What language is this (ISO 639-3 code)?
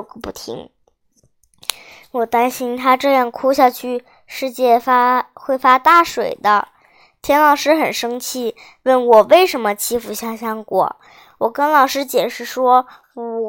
zho